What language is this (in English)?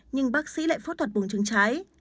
Vietnamese